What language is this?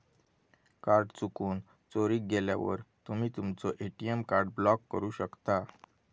Marathi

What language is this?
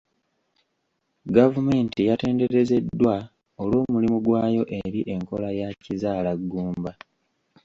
Ganda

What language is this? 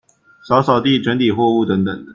Chinese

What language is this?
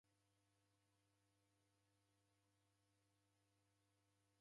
Taita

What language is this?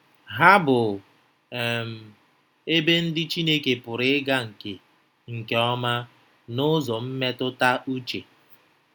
Igbo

